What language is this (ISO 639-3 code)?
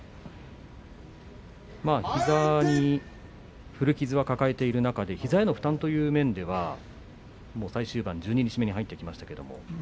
jpn